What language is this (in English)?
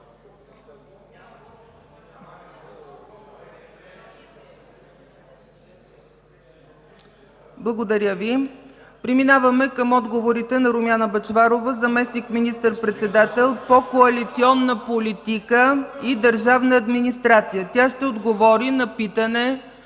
Bulgarian